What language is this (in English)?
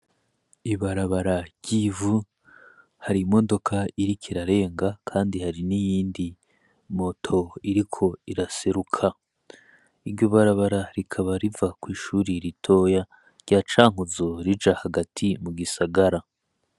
Rundi